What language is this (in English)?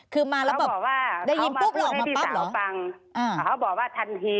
Thai